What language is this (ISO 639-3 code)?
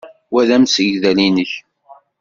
kab